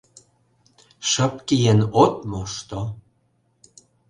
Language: Mari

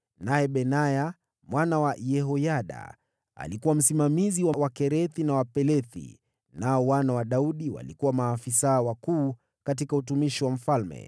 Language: Swahili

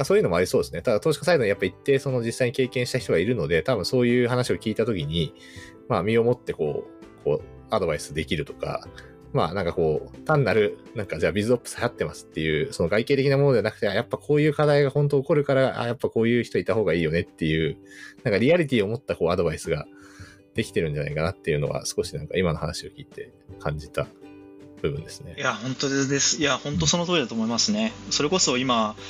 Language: Japanese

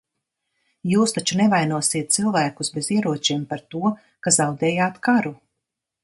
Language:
Latvian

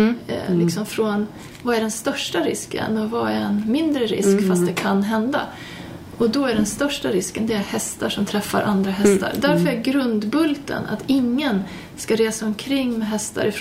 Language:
Swedish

